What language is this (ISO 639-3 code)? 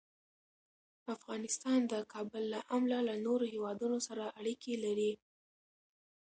pus